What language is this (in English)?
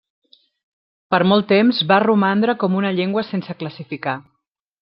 Catalan